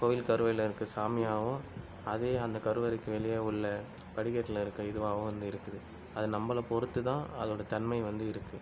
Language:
Tamil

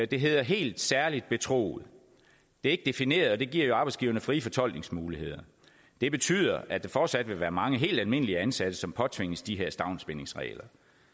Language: Danish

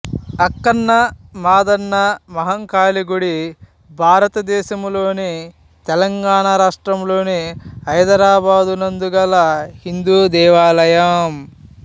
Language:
Telugu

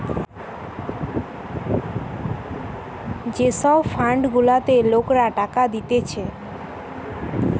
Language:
Bangla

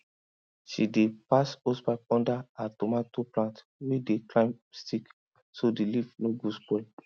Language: Nigerian Pidgin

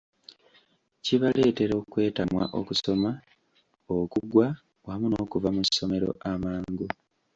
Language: Ganda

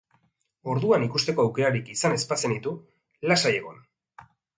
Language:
Basque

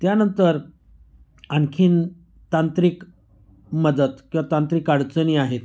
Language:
Marathi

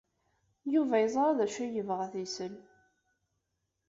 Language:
Kabyle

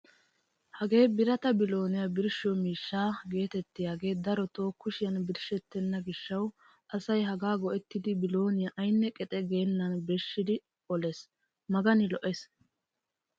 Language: Wolaytta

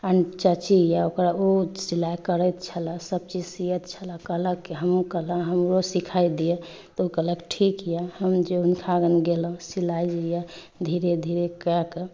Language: Maithili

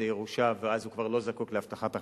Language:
Hebrew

